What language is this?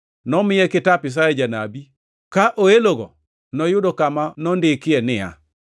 Luo (Kenya and Tanzania)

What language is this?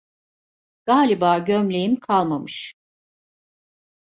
Turkish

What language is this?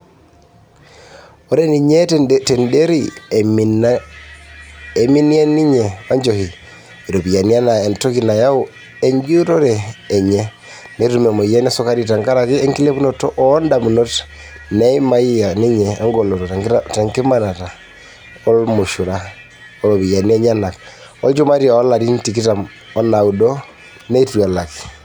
Masai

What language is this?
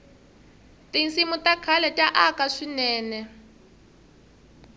Tsonga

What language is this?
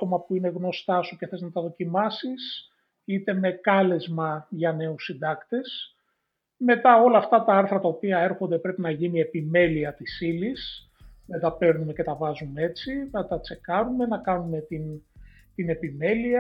Greek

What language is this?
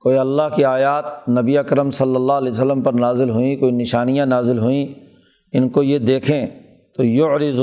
Urdu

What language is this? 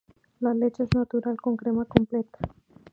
Spanish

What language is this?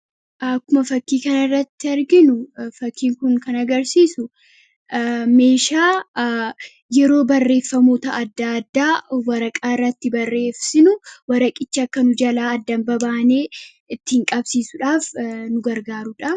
Oromo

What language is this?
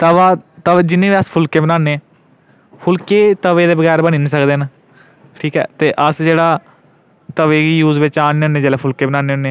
Dogri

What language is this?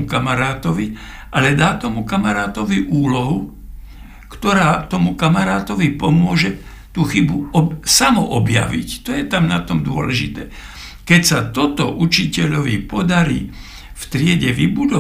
Slovak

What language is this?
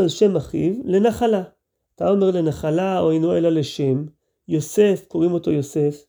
Hebrew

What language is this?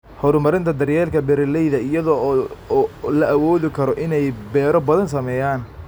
Somali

